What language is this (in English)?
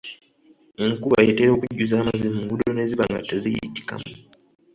Ganda